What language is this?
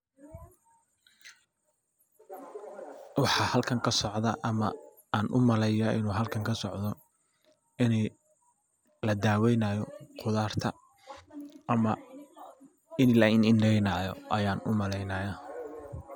Somali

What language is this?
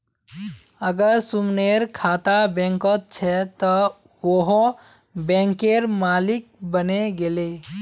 Magahi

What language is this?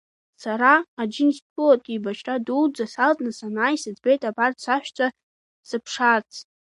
Abkhazian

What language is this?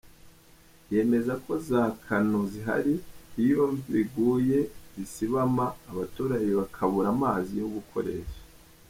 Kinyarwanda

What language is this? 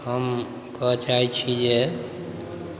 Maithili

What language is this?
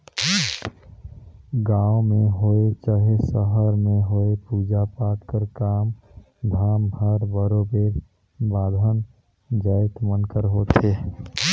Chhattisgarhi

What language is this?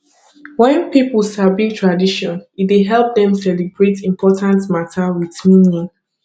Nigerian Pidgin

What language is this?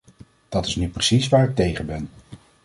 Dutch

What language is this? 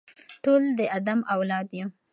Pashto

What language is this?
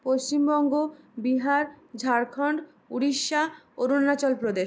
Bangla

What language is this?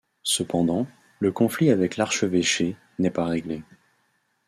French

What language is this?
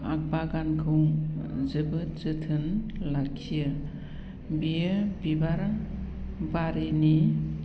Bodo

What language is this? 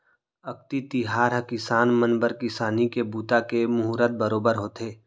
Chhattisgarhi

